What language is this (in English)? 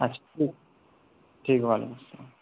Urdu